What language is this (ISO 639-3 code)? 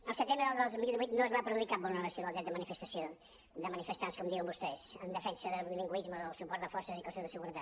cat